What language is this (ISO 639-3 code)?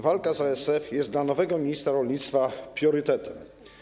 pol